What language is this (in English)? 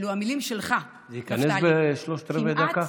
Hebrew